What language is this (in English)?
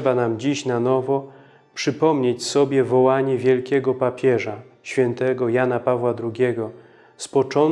Polish